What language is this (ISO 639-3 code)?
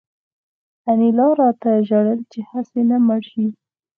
pus